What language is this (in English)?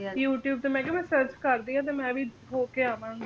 Punjabi